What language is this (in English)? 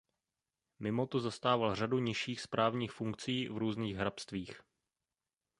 Czech